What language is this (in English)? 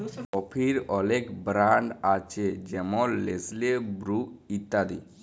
Bangla